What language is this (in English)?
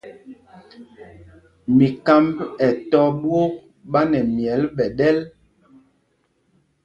Mpumpong